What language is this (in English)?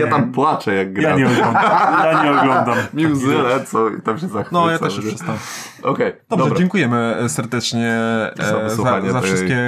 Polish